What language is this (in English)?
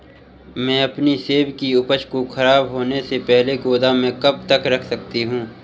Hindi